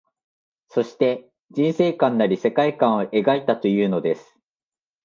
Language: Japanese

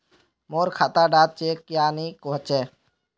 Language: Magahi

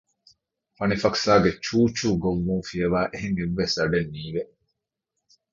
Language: Divehi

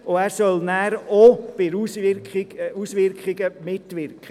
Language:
Swiss German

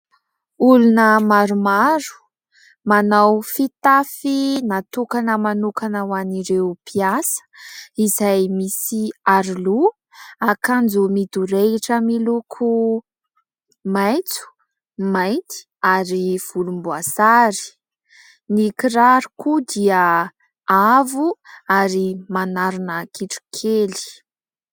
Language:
Malagasy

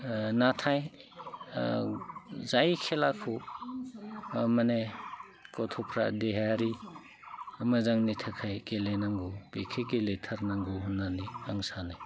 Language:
Bodo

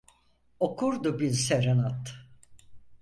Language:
Turkish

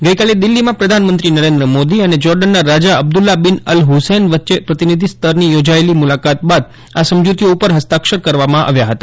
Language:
Gujarati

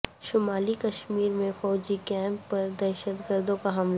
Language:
Urdu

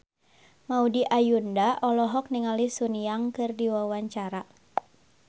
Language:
Sundanese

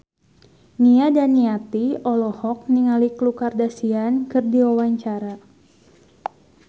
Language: Sundanese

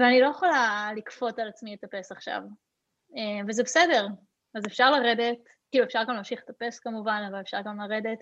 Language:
Hebrew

